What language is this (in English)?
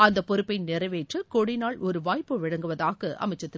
Tamil